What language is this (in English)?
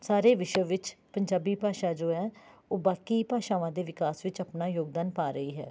Punjabi